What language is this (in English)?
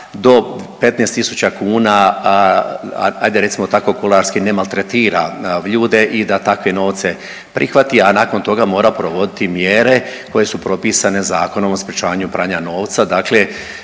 Croatian